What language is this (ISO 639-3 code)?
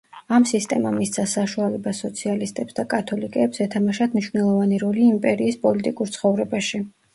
kat